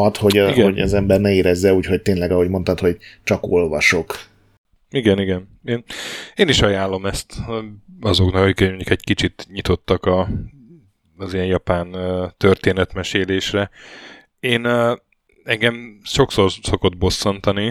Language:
Hungarian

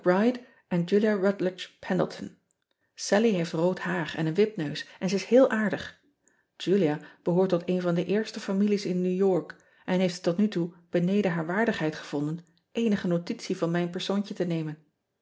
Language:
Dutch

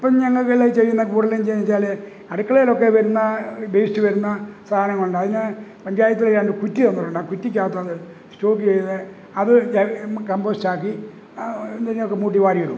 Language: Malayalam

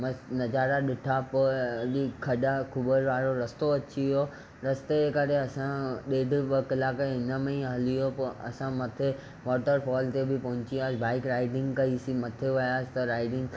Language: Sindhi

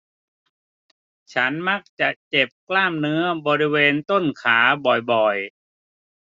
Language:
Thai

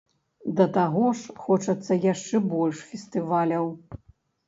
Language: Belarusian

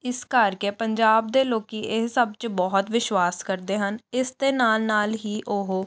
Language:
Punjabi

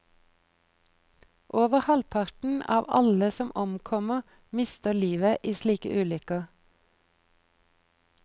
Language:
Norwegian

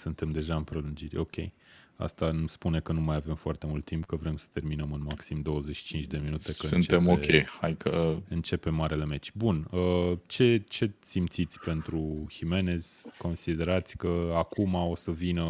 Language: Romanian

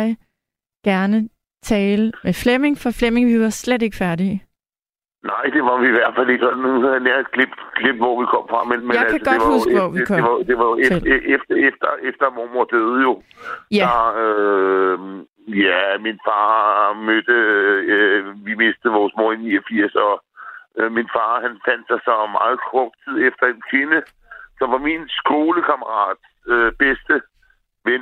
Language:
Danish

